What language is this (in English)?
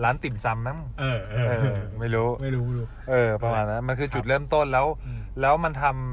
Thai